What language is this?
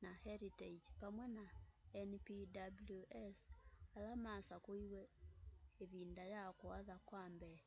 Kamba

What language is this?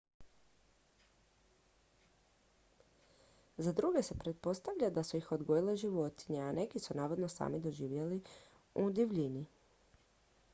Croatian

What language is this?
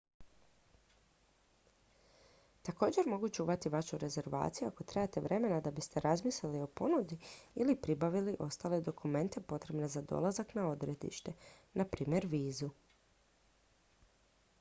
Croatian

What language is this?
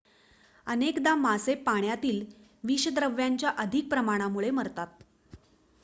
Marathi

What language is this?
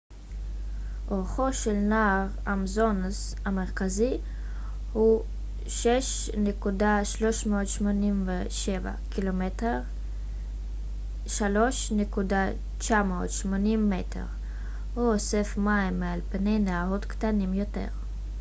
Hebrew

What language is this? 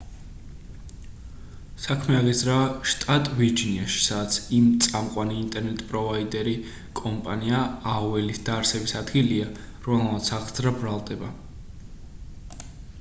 Georgian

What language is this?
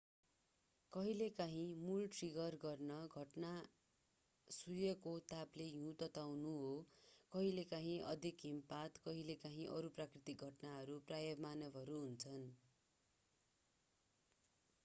Nepali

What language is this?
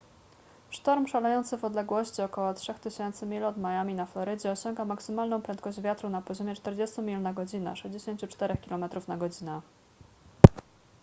Polish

